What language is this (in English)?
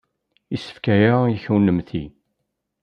Kabyle